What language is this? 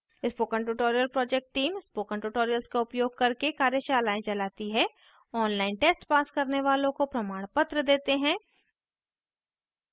Hindi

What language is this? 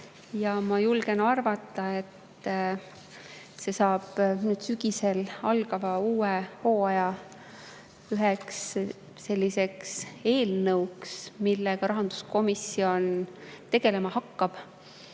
Estonian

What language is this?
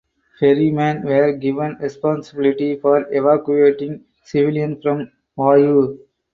English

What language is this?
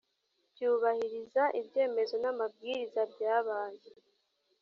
Kinyarwanda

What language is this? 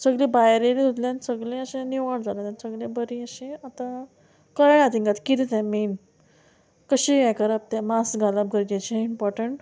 Konkani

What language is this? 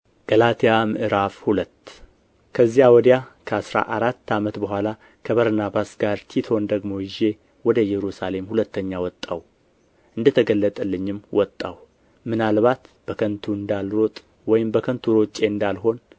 Amharic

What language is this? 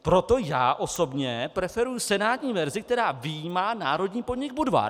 Czech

